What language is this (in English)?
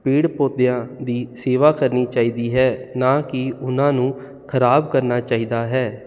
Punjabi